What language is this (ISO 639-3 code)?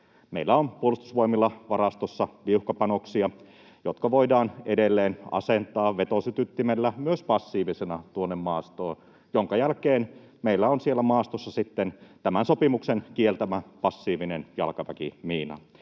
fin